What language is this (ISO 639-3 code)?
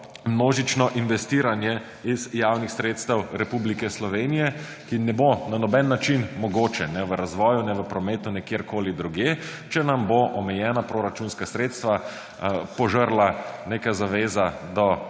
slv